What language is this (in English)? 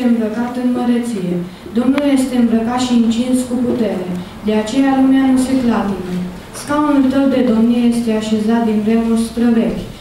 Romanian